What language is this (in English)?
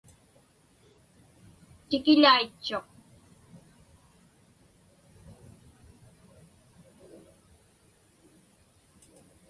Inupiaq